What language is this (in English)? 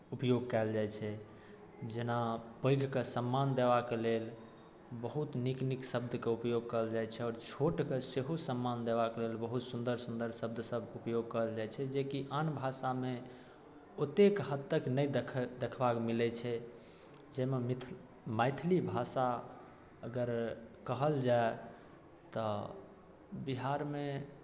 Maithili